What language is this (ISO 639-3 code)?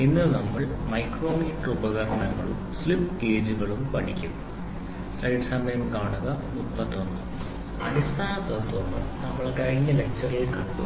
mal